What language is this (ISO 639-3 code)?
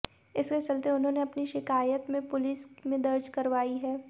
hin